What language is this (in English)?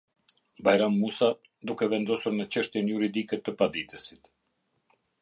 Albanian